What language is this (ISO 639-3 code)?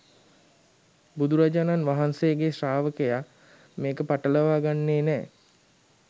sin